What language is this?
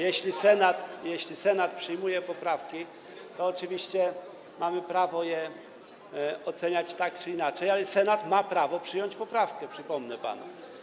Polish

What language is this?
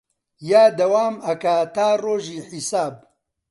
Central Kurdish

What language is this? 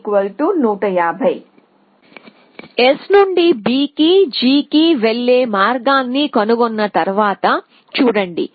Telugu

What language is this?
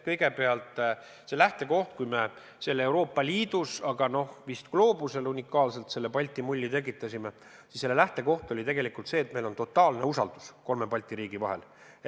Estonian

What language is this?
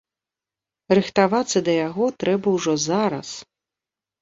Belarusian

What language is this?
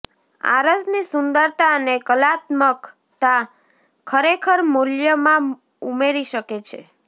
Gujarati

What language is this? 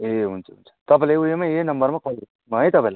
Nepali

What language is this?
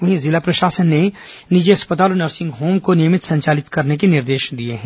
Hindi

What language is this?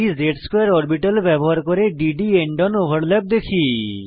Bangla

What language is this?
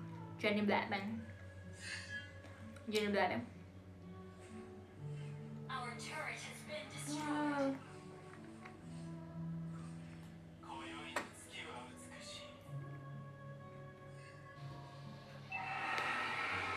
Indonesian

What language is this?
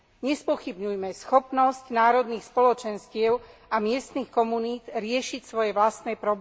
Slovak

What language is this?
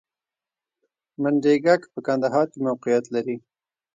Pashto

